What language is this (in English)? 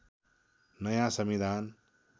Nepali